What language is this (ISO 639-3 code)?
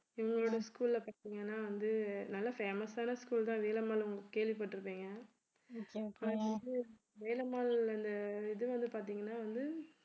tam